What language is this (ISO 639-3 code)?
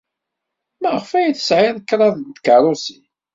kab